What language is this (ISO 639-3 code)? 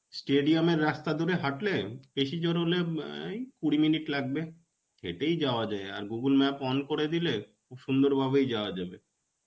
ben